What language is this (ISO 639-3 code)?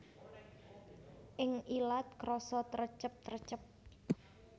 jav